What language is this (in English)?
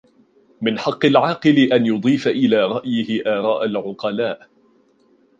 Arabic